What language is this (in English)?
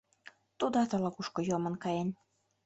Mari